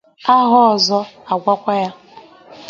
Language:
Igbo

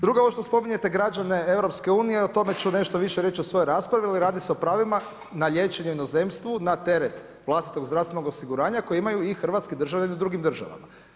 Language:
Croatian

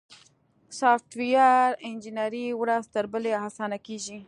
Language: Pashto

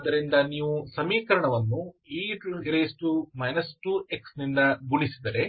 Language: Kannada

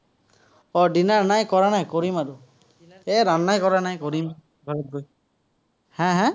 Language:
Assamese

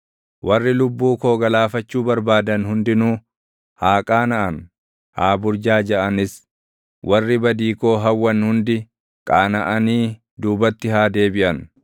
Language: Oromo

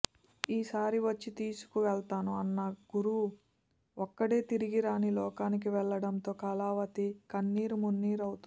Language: Telugu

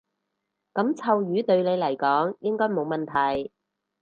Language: Cantonese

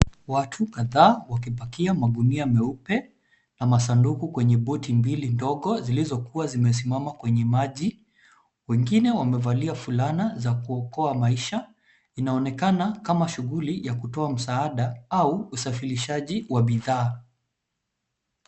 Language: Swahili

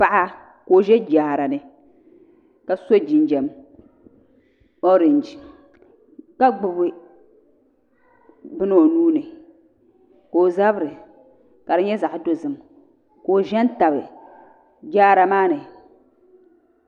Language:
Dagbani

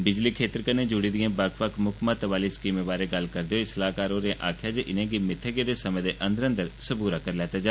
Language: Dogri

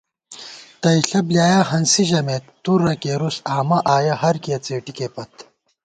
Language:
Gawar-Bati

